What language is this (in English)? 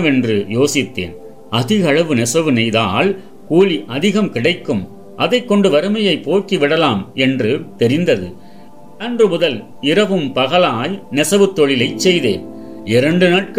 Tamil